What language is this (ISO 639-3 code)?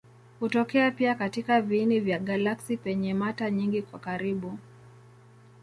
swa